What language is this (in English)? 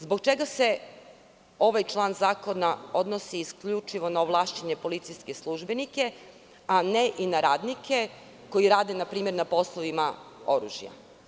Serbian